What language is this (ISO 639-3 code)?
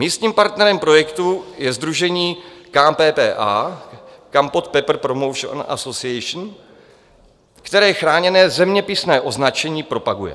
ces